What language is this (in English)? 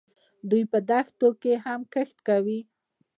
Pashto